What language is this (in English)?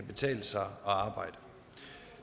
Danish